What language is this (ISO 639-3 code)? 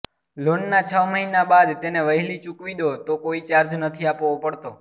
guj